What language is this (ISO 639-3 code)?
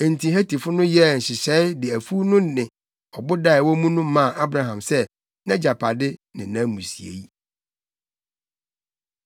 aka